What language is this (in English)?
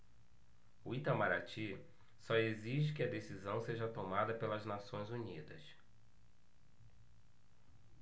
Portuguese